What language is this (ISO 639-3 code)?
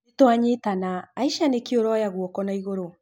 kik